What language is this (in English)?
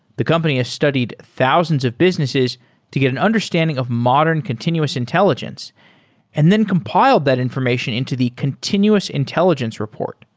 English